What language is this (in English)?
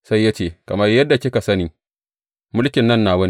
Hausa